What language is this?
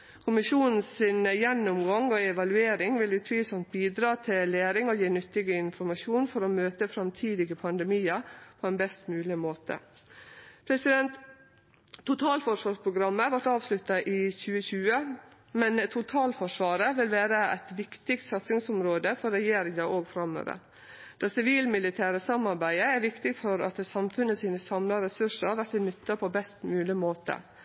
Norwegian Nynorsk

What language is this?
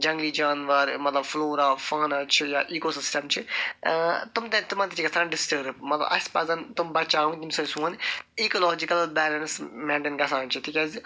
Kashmiri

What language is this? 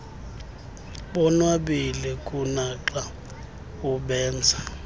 Xhosa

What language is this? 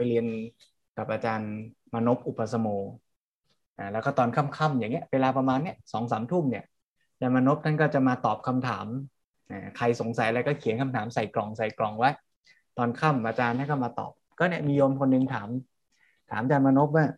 Thai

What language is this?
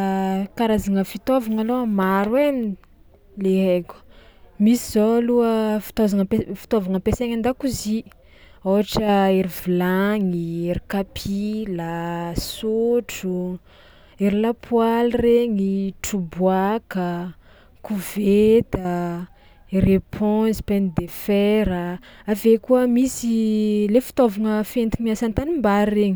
Tsimihety Malagasy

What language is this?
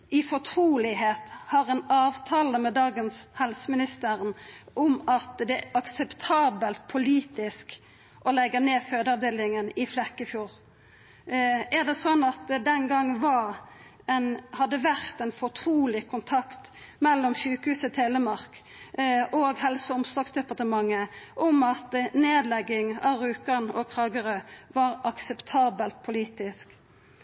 Norwegian Nynorsk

